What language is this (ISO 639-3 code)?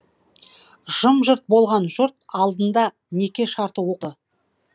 kaz